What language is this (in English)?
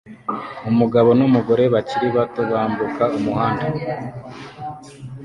Kinyarwanda